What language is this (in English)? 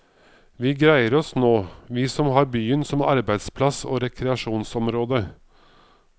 Norwegian